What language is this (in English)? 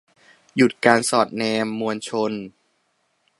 Thai